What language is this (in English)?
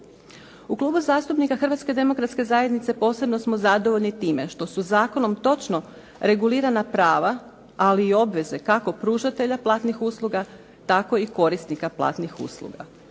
Croatian